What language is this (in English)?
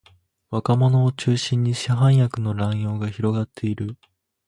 Japanese